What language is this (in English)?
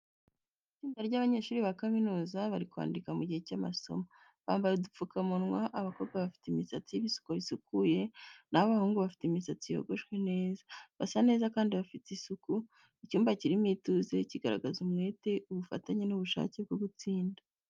Kinyarwanda